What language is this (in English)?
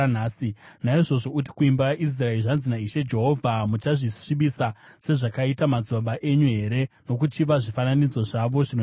Shona